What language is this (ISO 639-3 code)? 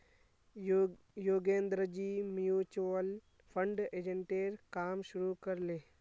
mag